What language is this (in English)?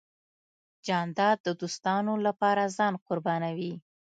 Pashto